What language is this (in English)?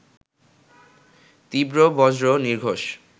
Bangla